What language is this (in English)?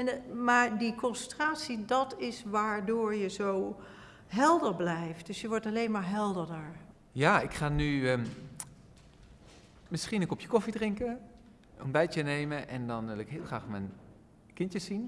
Dutch